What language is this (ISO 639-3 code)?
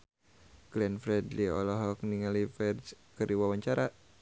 sun